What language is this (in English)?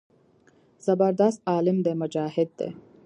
Pashto